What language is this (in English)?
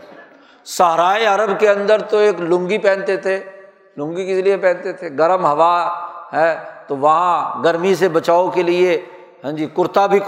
Urdu